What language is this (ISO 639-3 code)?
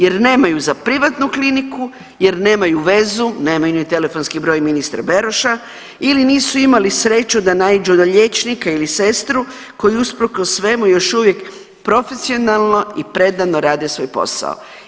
hrv